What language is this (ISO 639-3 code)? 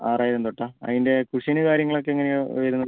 mal